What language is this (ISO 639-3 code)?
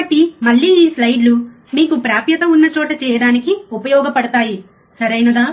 tel